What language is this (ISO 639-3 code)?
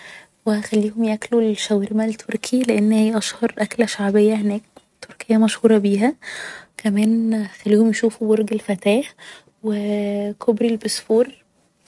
arz